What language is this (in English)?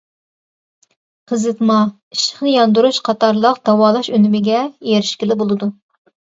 Uyghur